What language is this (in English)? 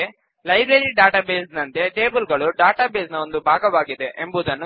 Kannada